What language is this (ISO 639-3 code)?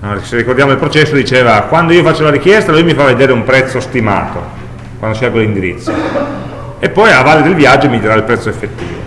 ita